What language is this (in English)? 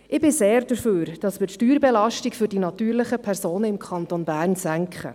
Swiss German